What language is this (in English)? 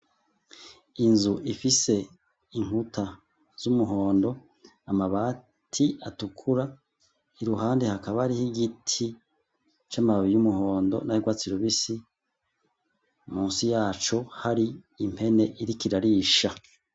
Rundi